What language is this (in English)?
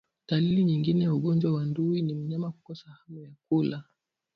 Swahili